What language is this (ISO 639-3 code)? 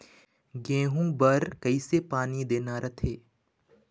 hne